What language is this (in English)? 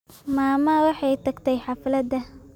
Somali